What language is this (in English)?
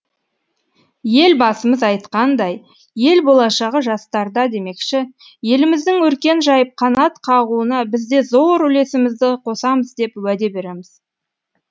Kazakh